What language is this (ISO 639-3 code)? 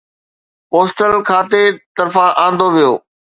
snd